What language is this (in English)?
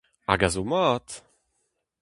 Breton